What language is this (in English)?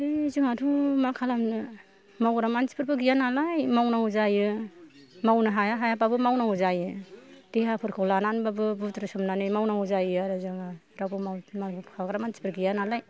Bodo